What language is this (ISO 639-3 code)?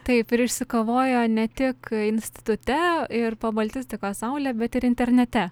lit